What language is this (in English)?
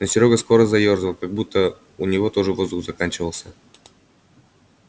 Russian